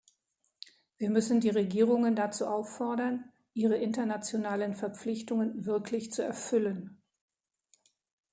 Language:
German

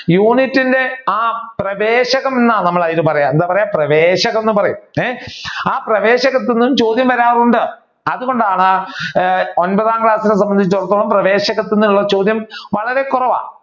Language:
Malayalam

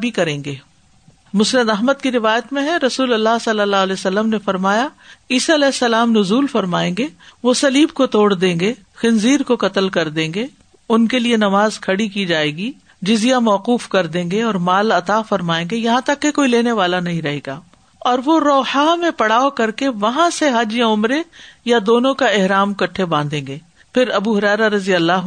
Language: Urdu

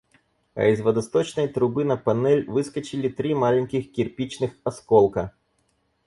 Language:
Russian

